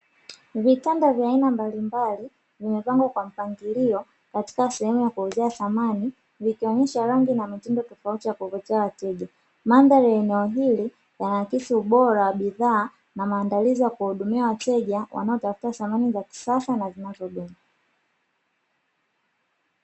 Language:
Swahili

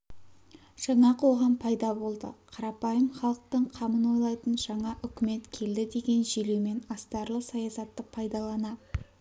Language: Kazakh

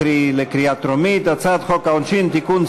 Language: Hebrew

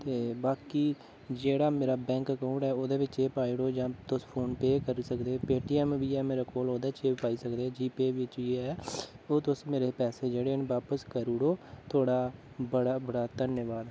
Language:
Dogri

